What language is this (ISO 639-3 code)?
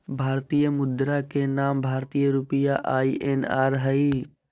mag